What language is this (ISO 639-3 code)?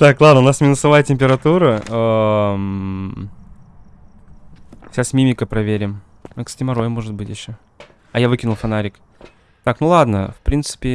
rus